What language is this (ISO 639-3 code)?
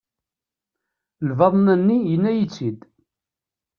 kab